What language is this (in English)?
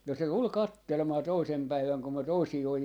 Finnish